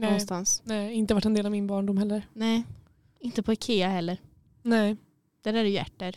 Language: Swedish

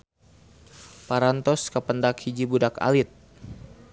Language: Sundanese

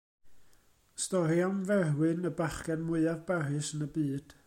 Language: Welsh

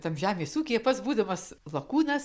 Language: Lithuanian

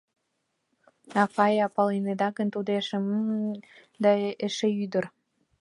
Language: Mari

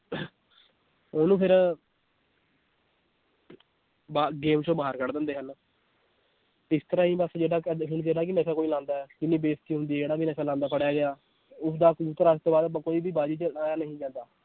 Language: Punjabi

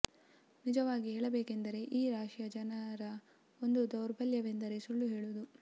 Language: Kannada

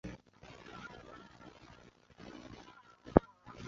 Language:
Chinese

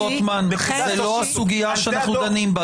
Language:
Hebrew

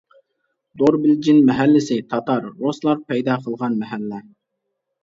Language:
Uyghur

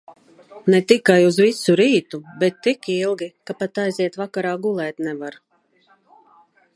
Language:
Latvian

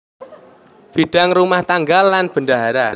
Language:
Javanese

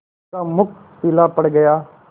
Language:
Hindi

